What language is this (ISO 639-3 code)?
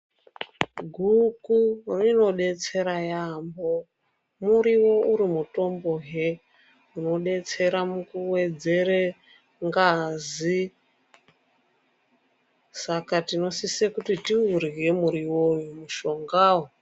ndc